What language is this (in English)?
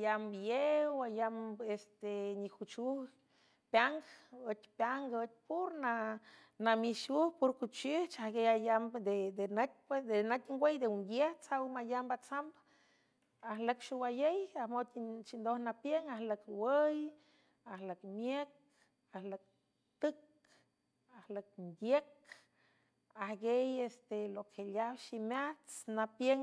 San Francisco Del Mar Huave